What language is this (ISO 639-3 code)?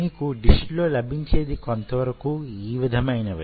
tel